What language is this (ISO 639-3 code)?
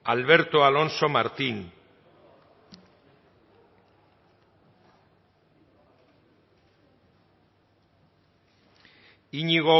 eus